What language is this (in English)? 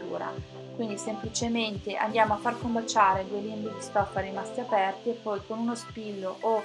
Italian